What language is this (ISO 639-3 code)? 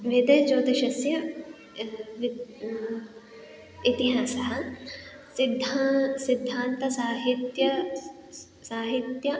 san